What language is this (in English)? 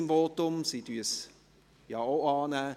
Swiss German